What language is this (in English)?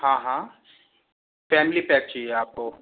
Hindi